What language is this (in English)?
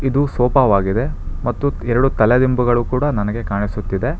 Kannada